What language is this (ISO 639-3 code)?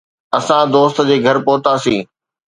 snd